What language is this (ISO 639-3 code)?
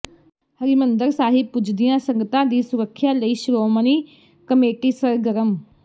pan